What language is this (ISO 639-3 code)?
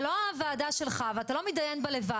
heb